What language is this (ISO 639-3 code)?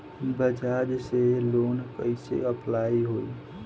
bho